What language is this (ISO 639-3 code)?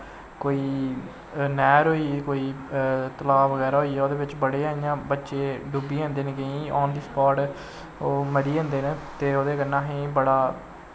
doi